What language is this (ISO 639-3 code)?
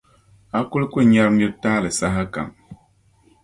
dag